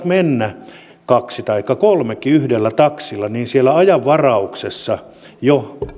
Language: Finnish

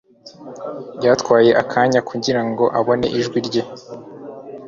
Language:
Kinyarwanda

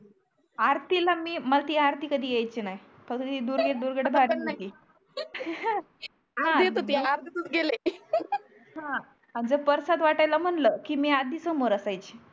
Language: Marathi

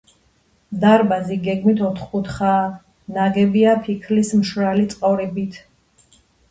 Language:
Georgian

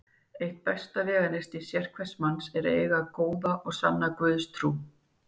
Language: Icelandic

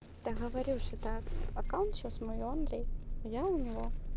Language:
Russian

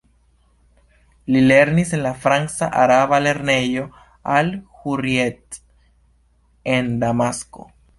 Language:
Esperanto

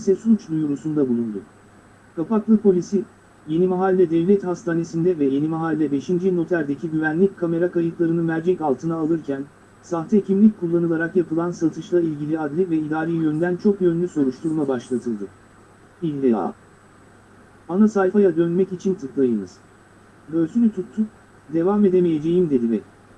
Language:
Turkish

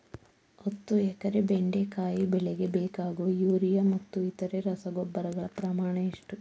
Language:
Kannada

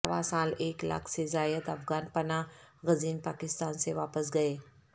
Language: Urdu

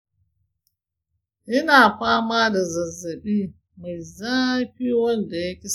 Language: Hausa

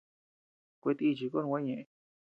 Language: Tepeuxila Cuicatec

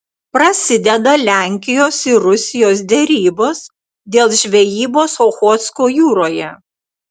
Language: Lithuanian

